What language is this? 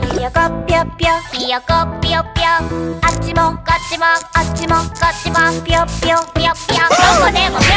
Japanese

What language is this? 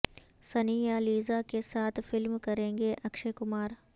Urdu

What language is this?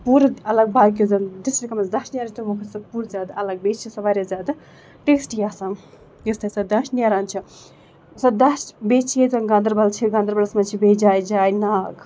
Kashmiri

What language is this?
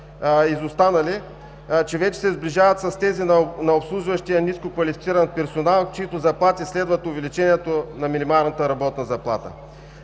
Bulgarian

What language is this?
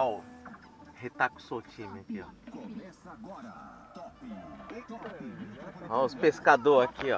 Portuguese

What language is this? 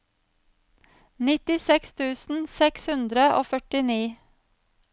Norwegian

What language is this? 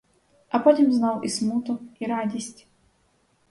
Ukrainian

